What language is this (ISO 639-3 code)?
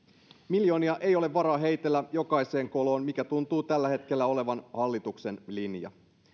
fin